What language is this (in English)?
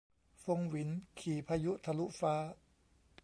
Thai